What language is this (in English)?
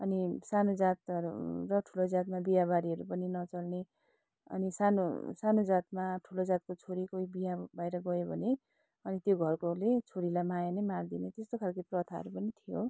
Nepali